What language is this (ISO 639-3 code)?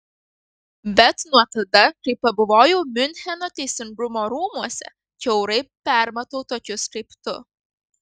lit